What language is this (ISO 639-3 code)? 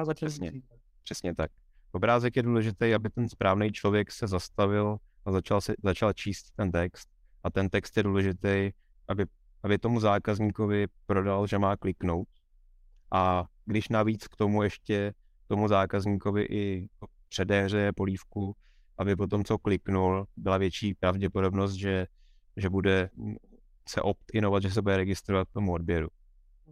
ces